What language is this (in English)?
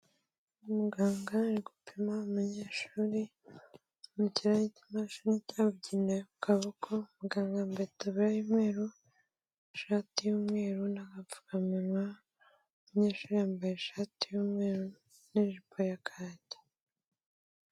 Kinyarwanda